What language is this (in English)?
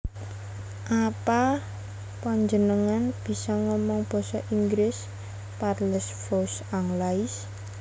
Javanese